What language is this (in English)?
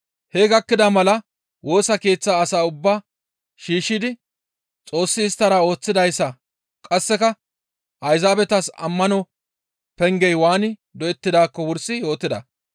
Gamo